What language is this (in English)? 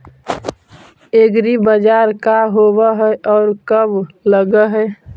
Magahi